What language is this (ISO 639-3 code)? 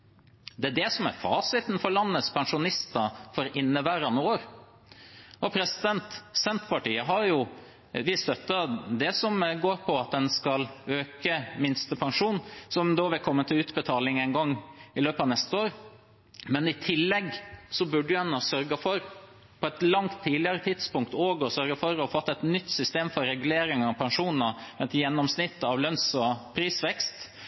nob